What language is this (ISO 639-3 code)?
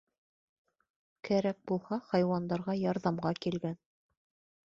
bak